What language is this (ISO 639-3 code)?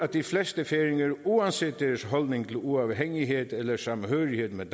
dan